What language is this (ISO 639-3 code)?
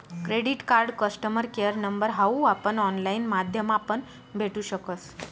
mar